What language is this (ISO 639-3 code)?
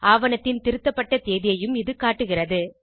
tam